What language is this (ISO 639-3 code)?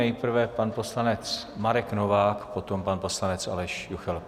ces